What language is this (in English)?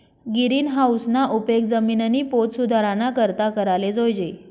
Marathi